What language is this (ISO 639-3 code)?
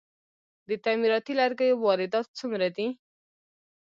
pus